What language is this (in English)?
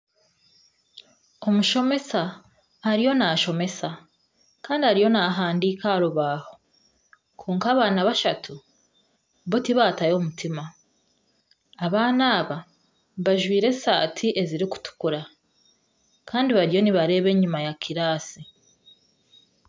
Nyankole